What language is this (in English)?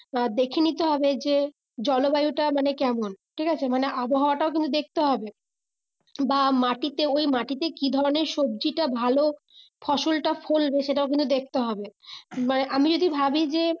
Bangla